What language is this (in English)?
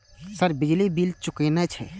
Maithili